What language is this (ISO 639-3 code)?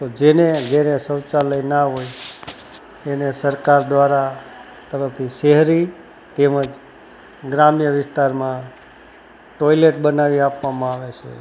guj